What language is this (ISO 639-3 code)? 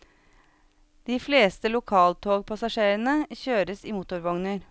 nor